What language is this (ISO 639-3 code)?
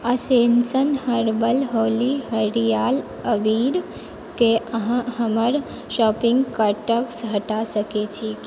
mai